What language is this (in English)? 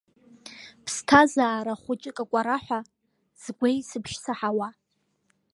Abkhazian